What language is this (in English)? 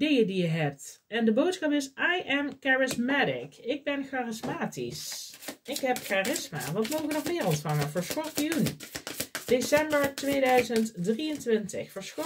Dutch